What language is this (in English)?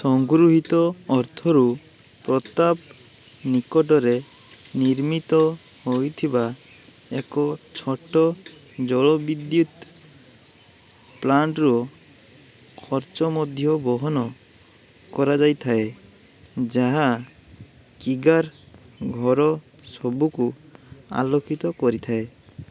Odia